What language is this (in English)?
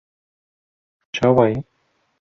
Kurdish